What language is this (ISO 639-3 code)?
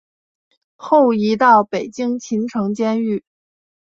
zho